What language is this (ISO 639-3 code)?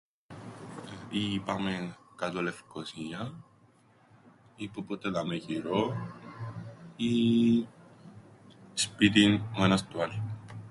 ell